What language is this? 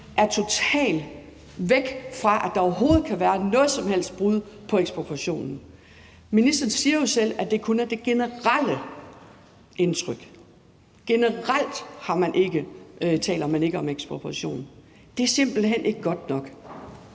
Danish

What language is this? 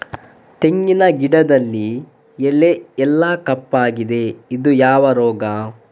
Kannada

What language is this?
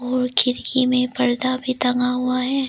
Hindi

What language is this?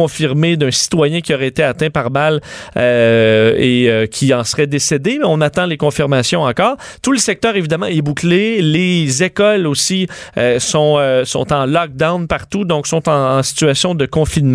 French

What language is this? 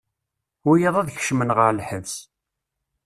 Kabyle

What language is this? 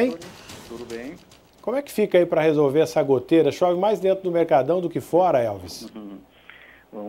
Portuguese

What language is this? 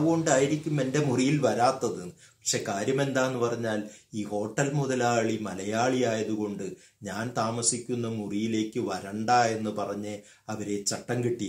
Turkish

